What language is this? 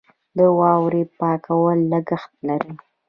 Pashto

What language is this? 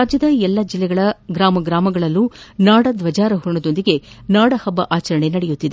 Kannada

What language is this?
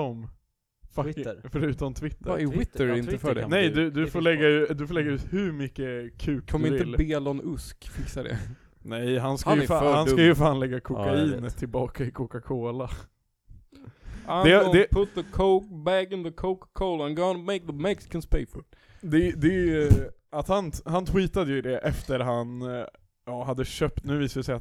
Swedish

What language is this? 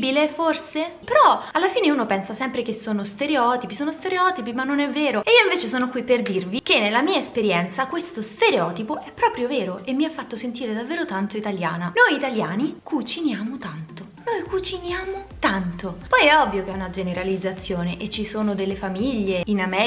Italian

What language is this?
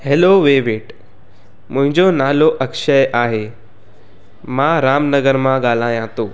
Sindhi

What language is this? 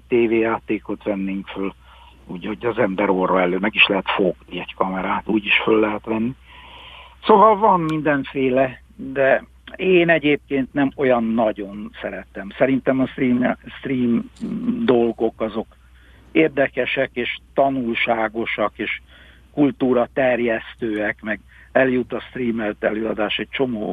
Hungarian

